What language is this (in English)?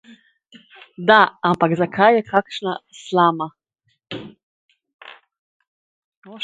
Slovenian